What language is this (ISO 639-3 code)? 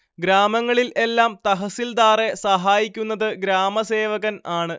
mal